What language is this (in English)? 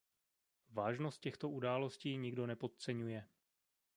Czech